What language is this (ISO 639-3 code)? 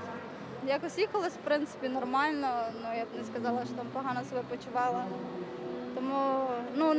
ukr